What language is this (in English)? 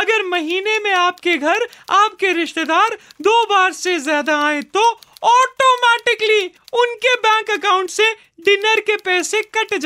Hindi